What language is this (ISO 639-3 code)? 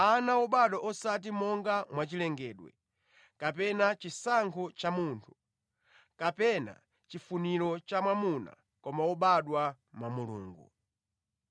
nya